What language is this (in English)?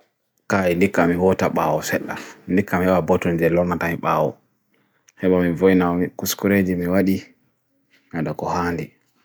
Bagirmi Fulfulde